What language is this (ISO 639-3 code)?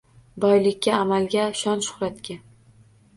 uzb